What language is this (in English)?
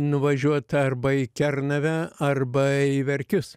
Lithuanian